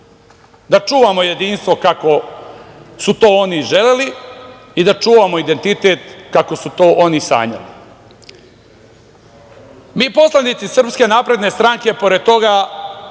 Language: Serbian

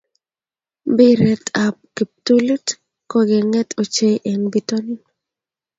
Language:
Kalenjin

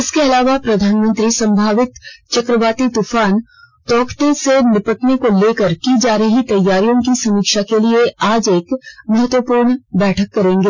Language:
Hindi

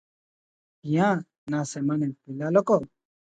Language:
Odia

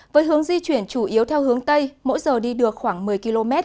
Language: Vietnamese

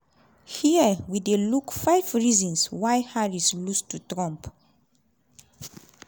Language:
Nigerian Pidgin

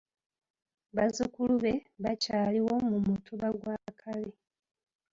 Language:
Ganda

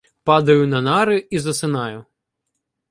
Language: Ukrainian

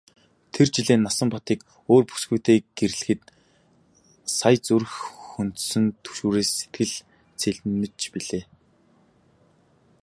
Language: Mongolian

